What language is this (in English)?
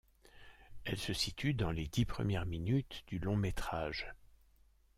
French